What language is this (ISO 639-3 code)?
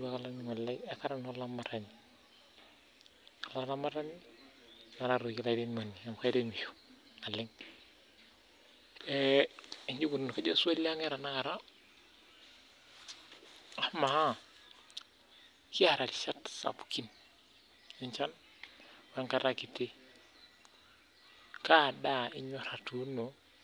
mas